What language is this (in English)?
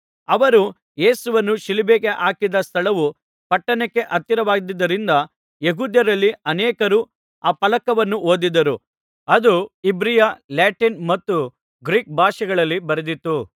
Kannada